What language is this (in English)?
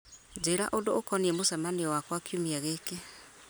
Kikuyu